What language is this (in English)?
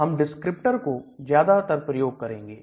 Hindi